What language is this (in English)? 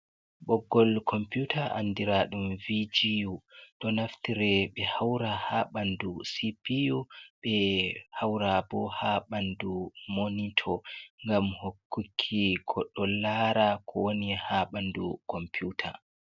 Fula